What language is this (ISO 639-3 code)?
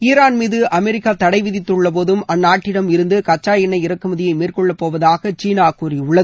tam